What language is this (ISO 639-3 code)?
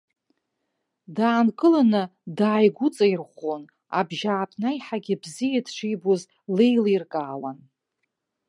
abk